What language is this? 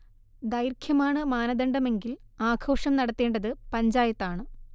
Malayalam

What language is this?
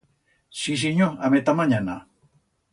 Aragonese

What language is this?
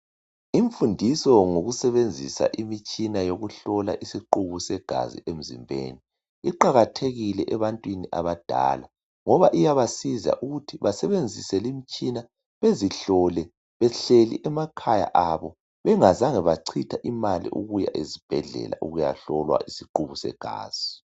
North Ndebele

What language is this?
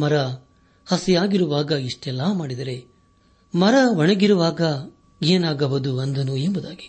Kannada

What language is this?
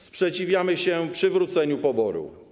Polish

